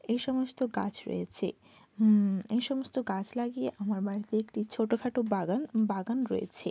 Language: Bangla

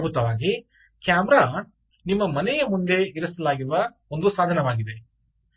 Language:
Kannada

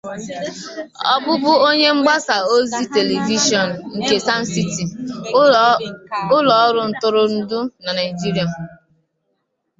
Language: Igbo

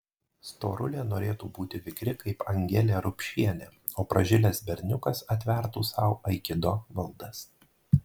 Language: Lithuanian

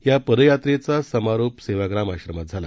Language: Marathi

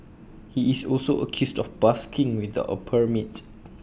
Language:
English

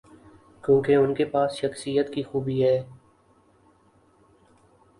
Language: Urdu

